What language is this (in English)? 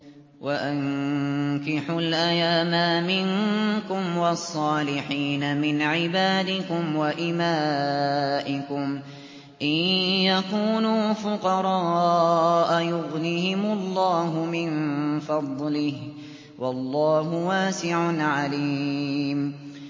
Arabic